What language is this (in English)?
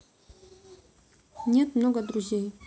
Russian